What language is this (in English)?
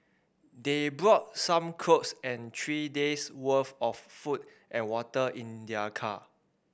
English